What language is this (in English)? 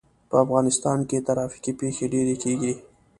Pashto